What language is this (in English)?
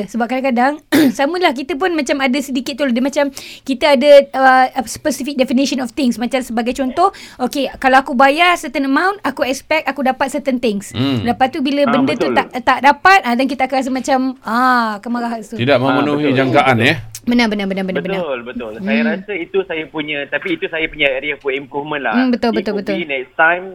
Malay